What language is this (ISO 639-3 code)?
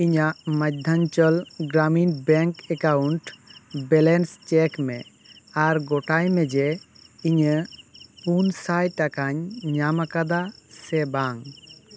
sat